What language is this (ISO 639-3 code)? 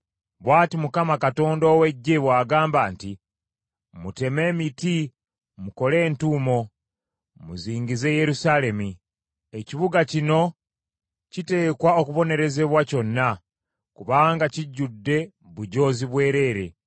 lug